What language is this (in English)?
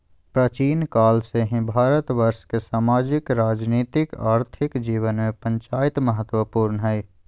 Magahi